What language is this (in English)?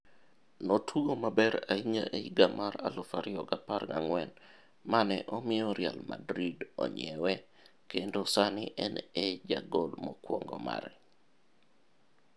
Luo (Kenya and Tanzania)